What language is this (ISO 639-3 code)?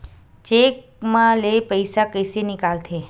hne